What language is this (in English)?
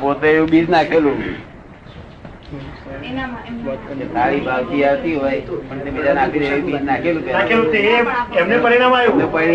Gujarati